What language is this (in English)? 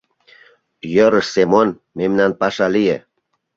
Mari